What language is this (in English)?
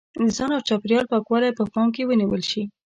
Pashto